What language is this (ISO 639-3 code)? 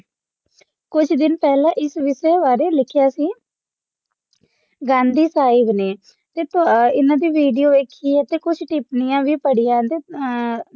pan